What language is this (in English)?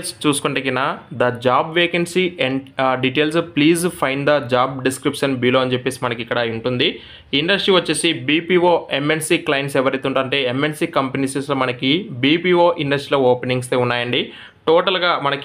Telugu